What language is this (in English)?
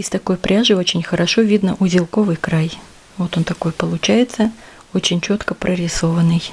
Russian